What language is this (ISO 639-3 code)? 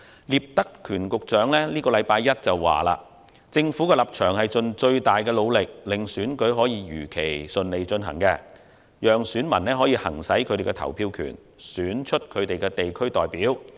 yue